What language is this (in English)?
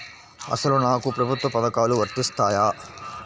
Telugu